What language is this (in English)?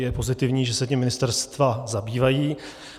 Czech